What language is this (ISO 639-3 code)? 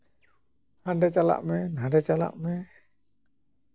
sat